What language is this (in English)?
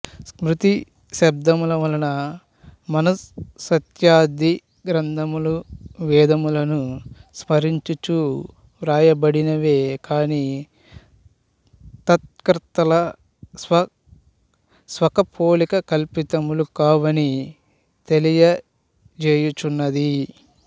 Telugu